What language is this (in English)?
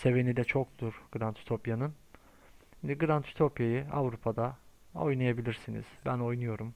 Turkish